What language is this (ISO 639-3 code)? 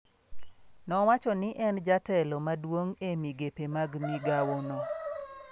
luo